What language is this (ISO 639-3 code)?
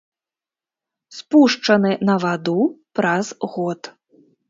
bel